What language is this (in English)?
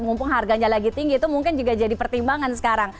Indonesian